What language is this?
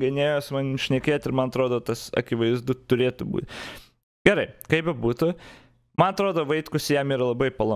Lithuanian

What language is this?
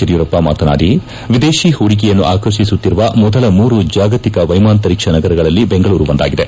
Kannada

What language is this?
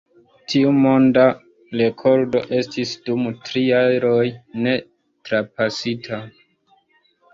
Esperanto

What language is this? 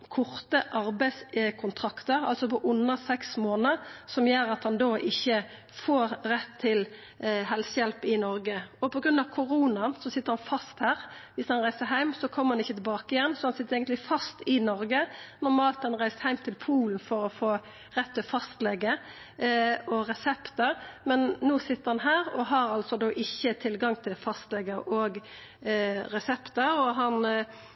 Norwegian Nynorsk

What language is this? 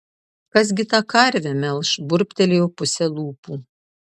Lithuanian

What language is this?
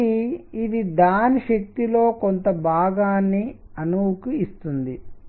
Telugu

